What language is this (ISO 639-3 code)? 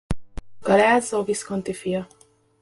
hun